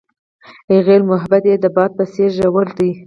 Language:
Pashto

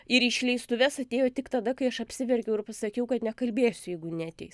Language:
Lithuanian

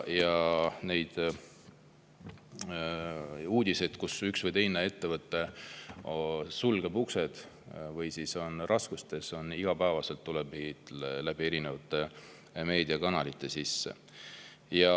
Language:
Estonian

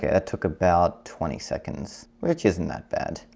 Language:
English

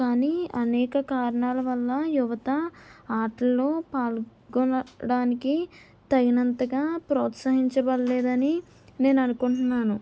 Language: Telugu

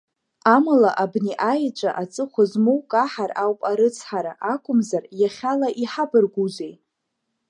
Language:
Abkhazian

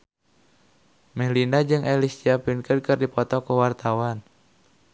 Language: Sundanese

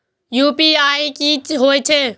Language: Maithili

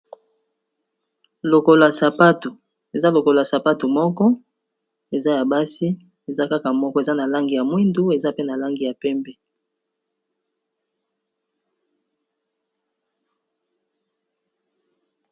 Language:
Lingala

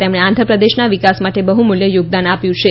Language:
Gujarati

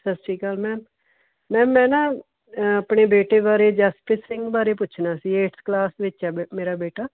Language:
Punjabi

